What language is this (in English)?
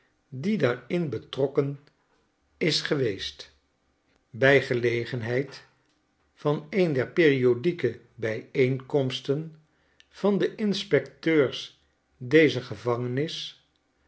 Dutch